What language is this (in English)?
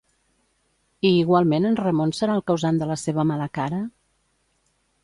Catalan